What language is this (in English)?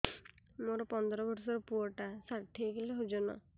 Odia